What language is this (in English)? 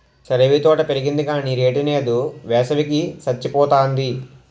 Telugu